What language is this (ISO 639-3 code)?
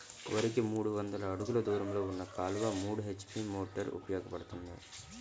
tel